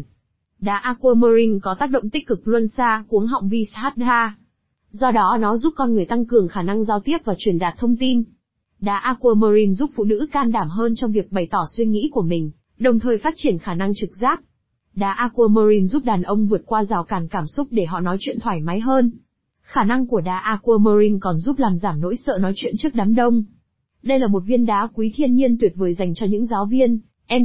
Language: Vietnamese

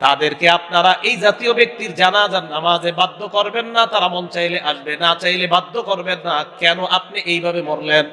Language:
Bangla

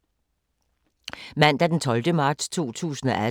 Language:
Danish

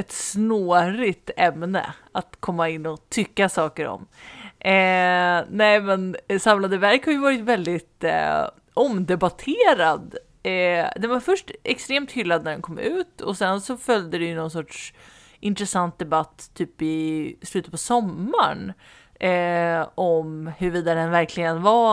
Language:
Swedish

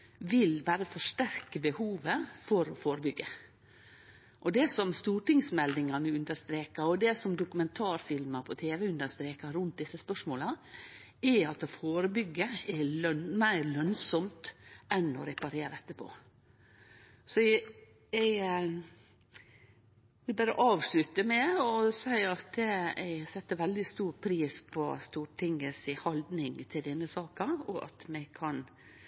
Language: Norwegian Nynorsk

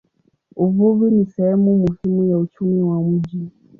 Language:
Swahili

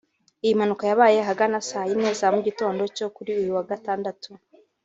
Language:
Kinyarwanda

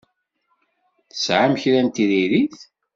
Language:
Kabyle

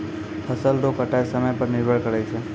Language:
Maithili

